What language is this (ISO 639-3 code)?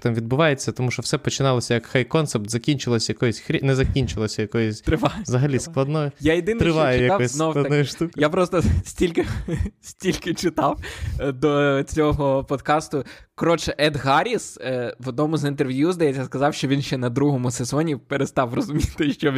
ukr